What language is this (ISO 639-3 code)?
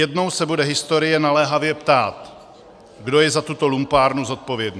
ces